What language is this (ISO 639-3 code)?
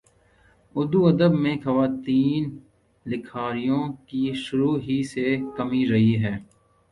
urd